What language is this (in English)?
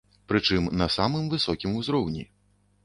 Belarusian